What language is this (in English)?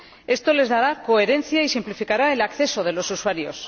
Spanish